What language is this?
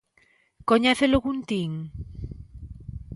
Galician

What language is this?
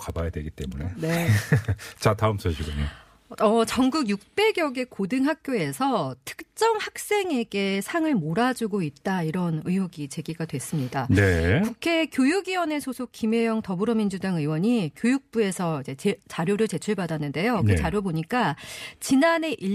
Korean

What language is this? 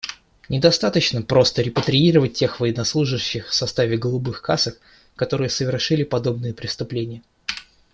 Russian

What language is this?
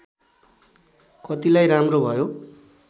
Nepali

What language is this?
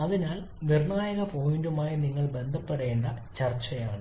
Malayalam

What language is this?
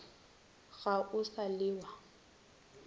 Northern Sotho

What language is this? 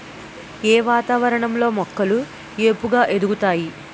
Telugu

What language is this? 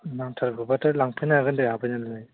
Bodo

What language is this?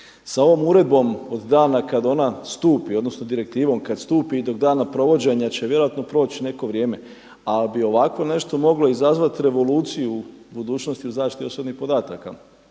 Croatian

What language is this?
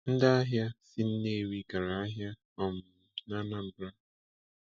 Igbo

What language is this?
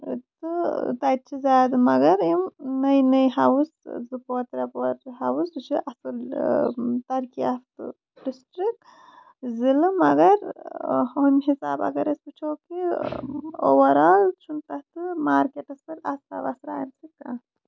Kashmiri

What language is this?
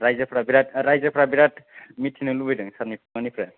Bodo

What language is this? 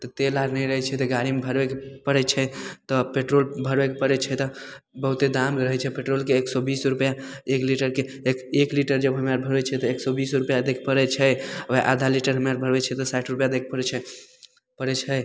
Maithili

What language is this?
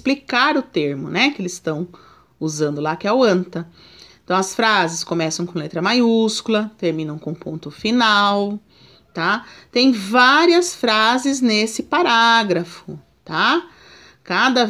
Portuguese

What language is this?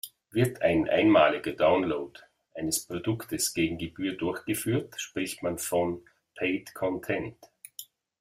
German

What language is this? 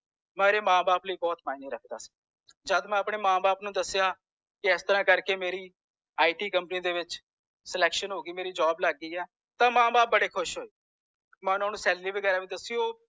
Punjabi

